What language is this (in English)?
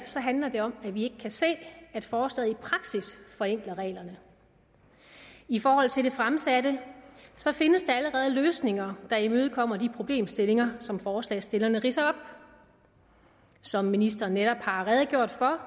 Danish